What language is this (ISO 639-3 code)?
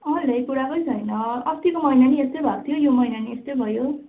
nep